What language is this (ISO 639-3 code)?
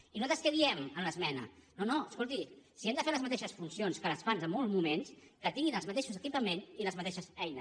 cat